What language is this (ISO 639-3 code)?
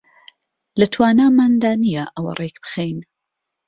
ckb